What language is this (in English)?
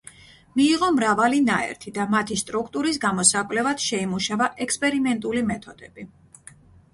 Georgian